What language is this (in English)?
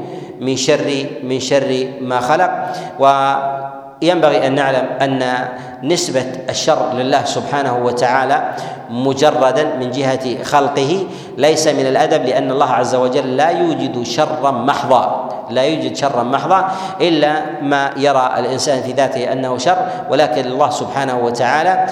Arabic